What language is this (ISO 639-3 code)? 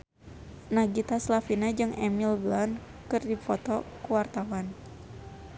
sun